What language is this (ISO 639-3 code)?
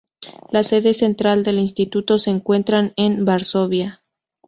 spa